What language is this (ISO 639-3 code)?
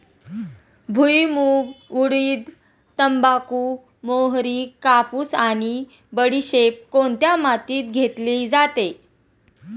mar